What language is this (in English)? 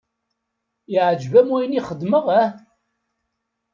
Kabyle